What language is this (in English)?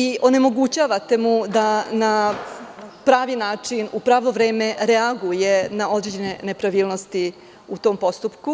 Serbian